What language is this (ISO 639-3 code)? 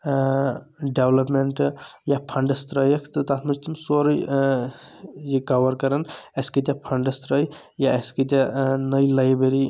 kas